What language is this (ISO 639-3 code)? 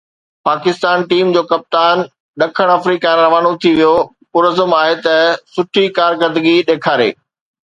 snd